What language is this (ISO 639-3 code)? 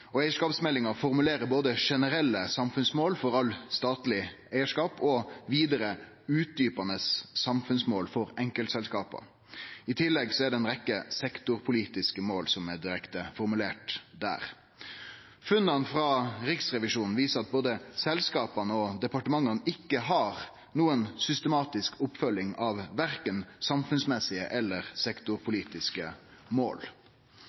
nno